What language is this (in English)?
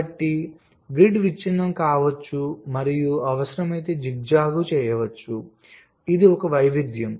Telugu